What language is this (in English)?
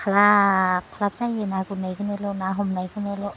Bodo